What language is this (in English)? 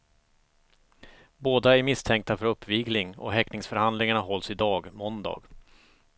Swedish